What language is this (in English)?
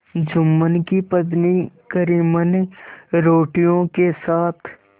Hindi